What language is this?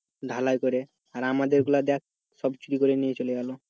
Bangla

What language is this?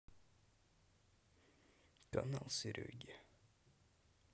Russian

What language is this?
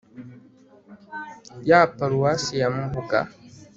Kinyarwanda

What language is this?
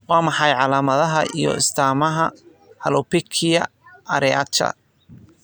Somali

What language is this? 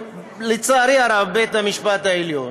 Hebrew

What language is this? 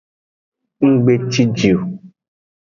Aja (Benin)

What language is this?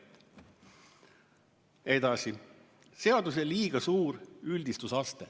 Estonian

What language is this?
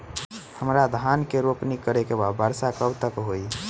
Bhojpuri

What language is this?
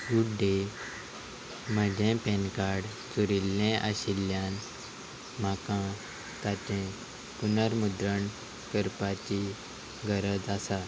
Konkani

